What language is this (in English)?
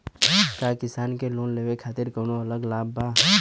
Bhojpuri